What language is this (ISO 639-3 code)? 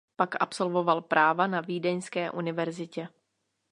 ces